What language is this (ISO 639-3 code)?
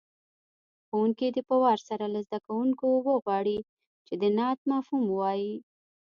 pus